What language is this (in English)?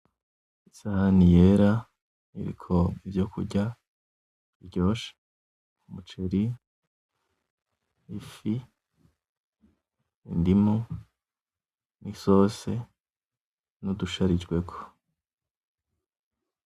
Rundi